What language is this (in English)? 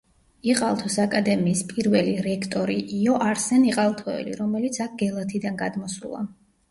Georgian